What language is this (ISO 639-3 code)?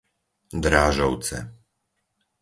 slk